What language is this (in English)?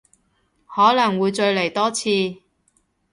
Cantonese